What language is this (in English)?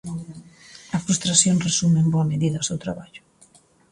Galician